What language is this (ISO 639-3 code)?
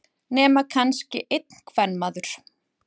isl